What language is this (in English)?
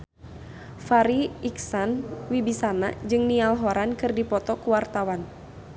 Sundanese